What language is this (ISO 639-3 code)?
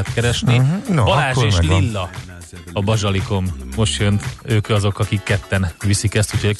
hun